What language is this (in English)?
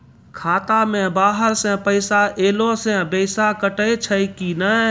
Maithili